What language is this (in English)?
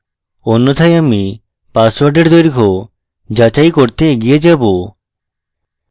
Bangla